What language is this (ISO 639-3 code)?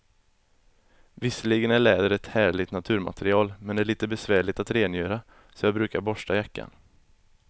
swe